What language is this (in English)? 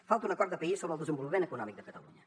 Catalan